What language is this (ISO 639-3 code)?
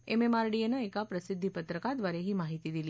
mar